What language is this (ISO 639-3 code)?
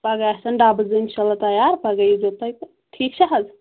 kas